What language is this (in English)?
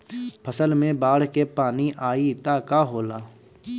Bhojpuri